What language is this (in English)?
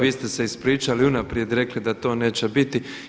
Croatian